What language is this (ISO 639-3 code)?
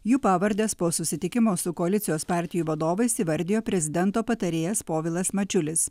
lit